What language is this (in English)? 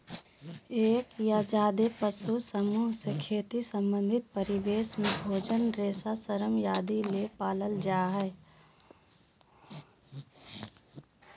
Magahi